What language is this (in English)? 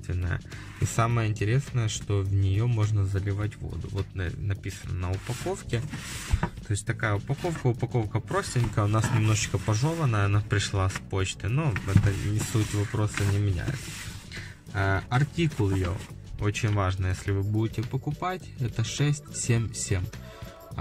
Russian